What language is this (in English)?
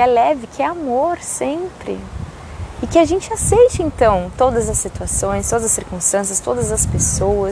Portuguese